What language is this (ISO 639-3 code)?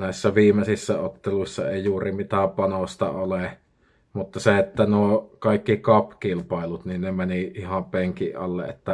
fin